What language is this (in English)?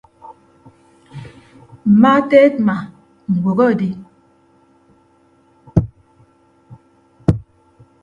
Ibibio